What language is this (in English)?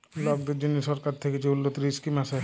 Bangla